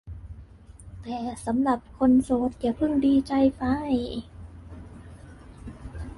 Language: Thai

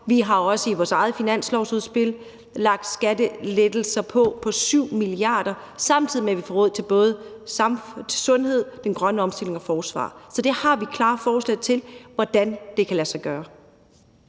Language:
Danish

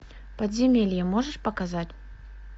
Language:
Russian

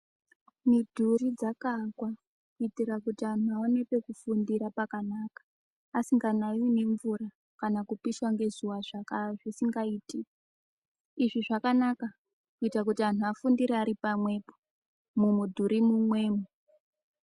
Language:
Ndau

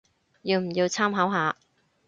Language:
Cantonese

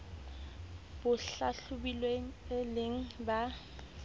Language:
Southern Sotho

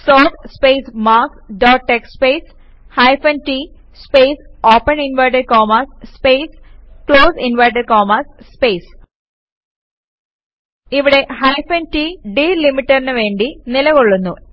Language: Malayalam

